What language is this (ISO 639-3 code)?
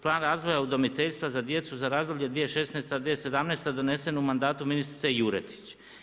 hrv